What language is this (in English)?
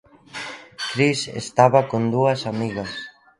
Galician